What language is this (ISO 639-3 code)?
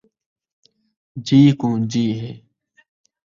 skr